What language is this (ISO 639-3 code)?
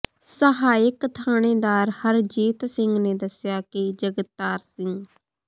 pan